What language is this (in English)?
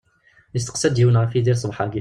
Kabyle